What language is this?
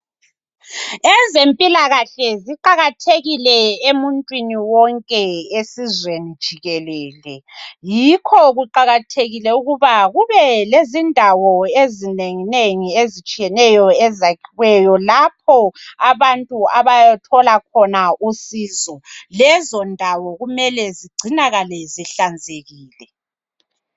North Ndebele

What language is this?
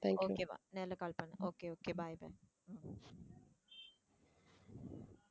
Tamil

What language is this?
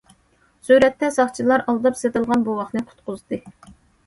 Uyghur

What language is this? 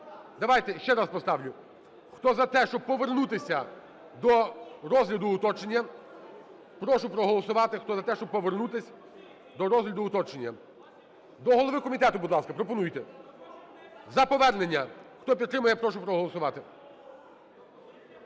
Ukrainian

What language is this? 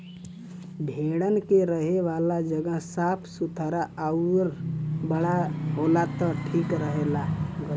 Bhojpuri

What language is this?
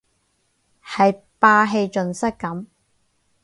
Cantonese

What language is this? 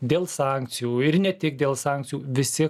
Lithuanian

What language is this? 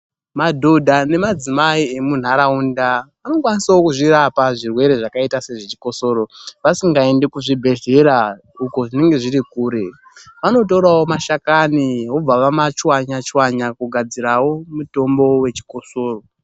Ndau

